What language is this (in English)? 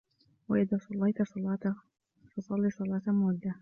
Arabic